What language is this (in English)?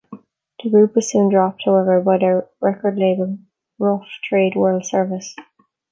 English